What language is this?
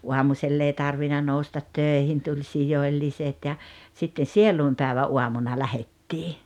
Finnish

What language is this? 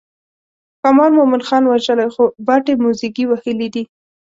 Pashto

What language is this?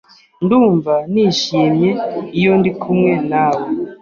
Kinyarwanda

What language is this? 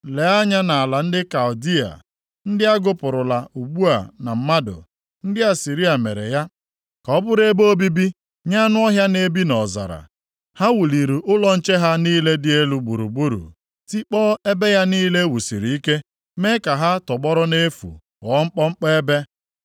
Igbo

